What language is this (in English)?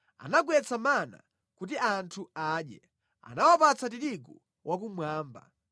Nyanja